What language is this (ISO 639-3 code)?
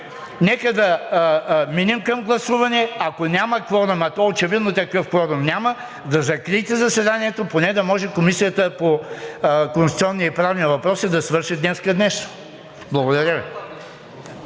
bul